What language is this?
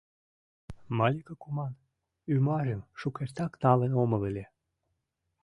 Mari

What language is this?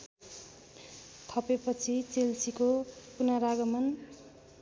Nepali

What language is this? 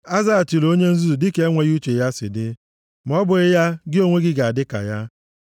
Igbo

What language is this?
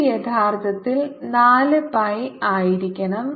Malayalam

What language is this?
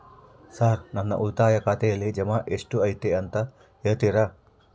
Kannada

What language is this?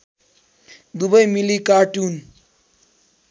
Nepali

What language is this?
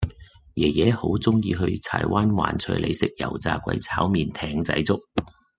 Cantonese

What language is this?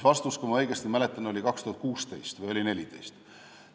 Estonian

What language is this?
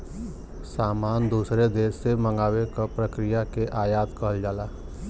Bhojpuri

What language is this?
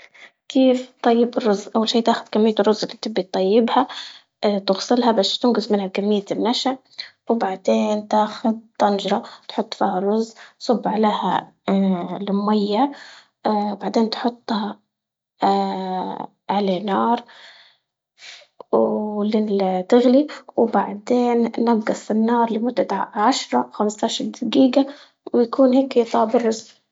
Libyan Arabic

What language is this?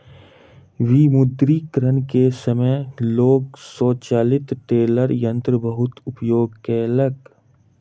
Maithili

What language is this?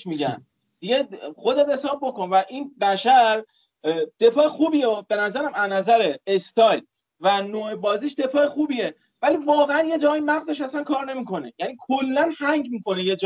Persian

